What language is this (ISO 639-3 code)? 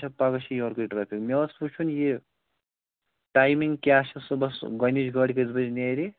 kas